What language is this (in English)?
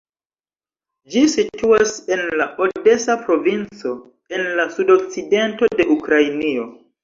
Esperanto